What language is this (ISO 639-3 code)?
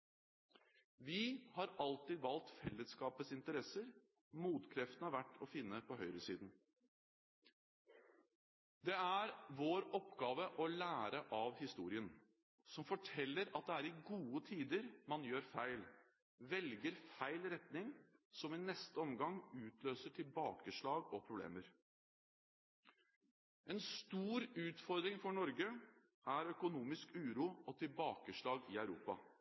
nob